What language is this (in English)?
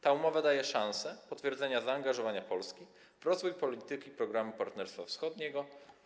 Polish